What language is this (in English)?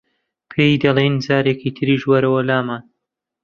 Central Kurdish